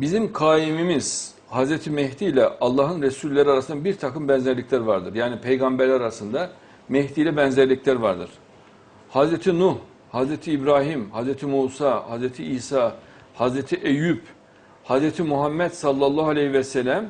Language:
Turkish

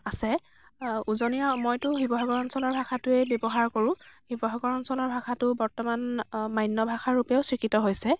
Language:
Assamese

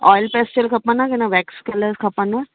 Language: Sindhi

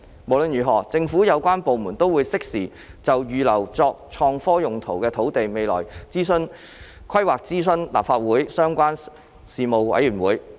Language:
Cantonese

